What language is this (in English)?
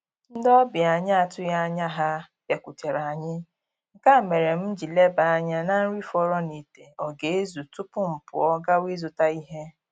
Igbo